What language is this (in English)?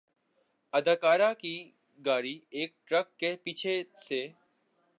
Urdu